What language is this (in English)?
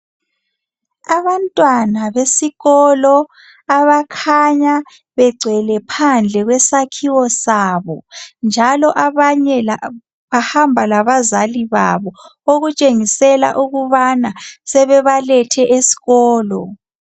North Ndebele